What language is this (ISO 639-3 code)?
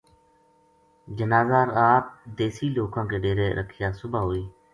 gju